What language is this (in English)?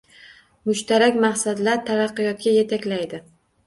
Uzbek